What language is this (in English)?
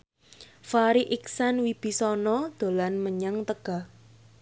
Javanese